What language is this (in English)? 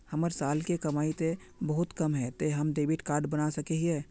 Magahi